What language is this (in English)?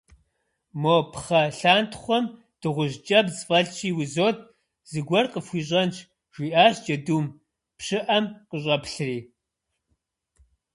Kabardian